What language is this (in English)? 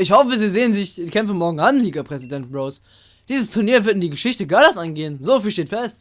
German